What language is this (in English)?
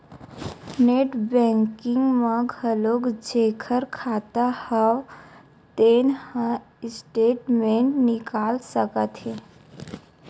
Chhattisgarhi